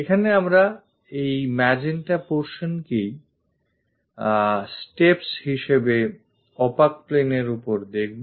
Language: Bangla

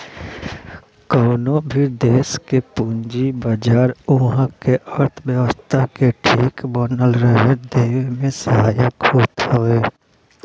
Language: Bhojpuri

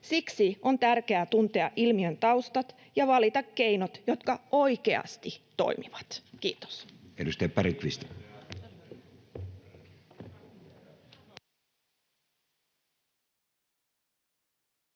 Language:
Finnish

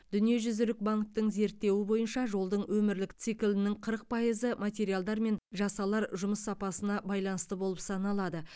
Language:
Kazakh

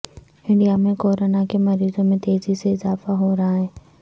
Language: Urdu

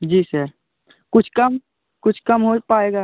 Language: Hindi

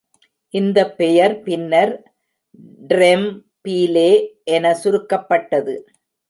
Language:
Tamil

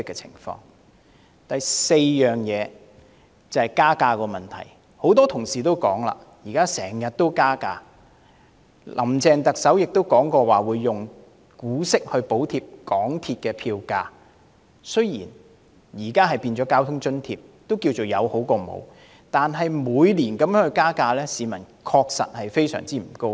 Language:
Cantonese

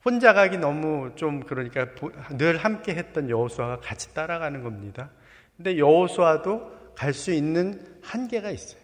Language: Korean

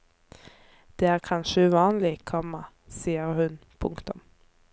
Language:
Norwegian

